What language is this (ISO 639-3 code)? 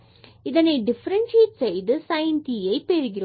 tam